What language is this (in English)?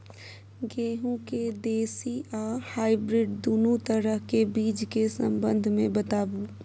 Maithili